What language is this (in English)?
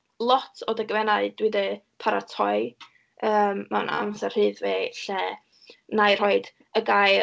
Welsh